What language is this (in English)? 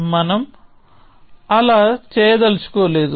Telugu